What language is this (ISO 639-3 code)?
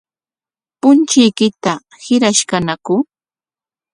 qwa